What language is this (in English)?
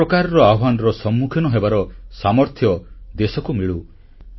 Odia